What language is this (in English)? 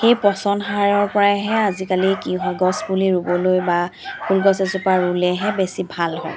Assamese